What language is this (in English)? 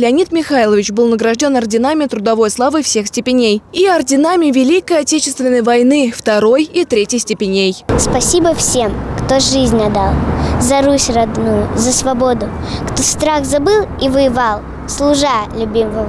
Russian